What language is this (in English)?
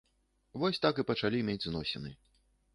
Belarusian